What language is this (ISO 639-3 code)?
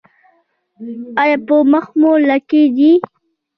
pus